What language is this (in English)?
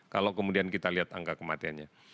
Indonesian